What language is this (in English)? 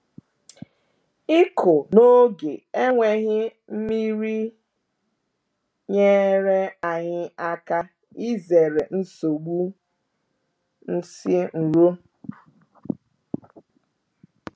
Igbo